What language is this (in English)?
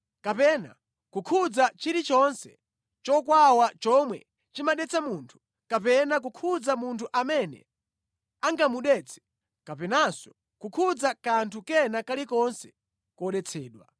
Nyanja